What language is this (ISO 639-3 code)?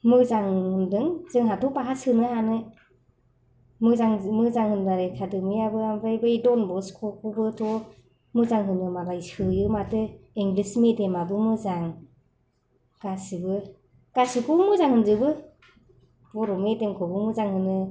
brx